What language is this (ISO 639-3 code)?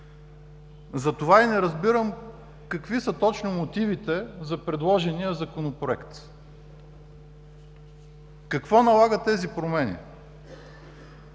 bul